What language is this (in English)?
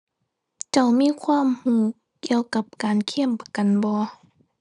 Thai